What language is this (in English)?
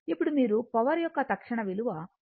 Telugu